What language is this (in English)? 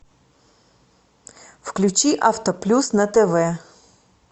Russian